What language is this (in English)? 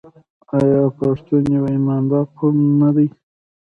Pashto